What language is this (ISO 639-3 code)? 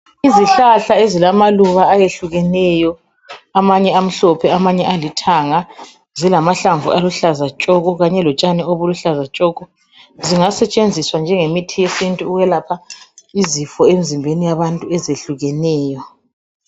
nde